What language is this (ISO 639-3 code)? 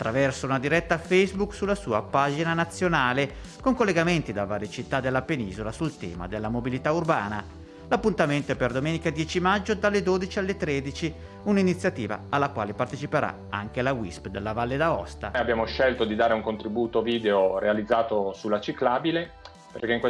ita